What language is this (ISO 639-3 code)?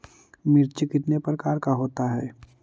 mag